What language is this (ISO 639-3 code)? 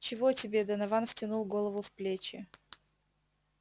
rus